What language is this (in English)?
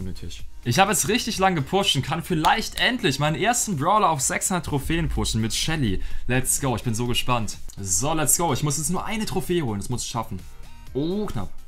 German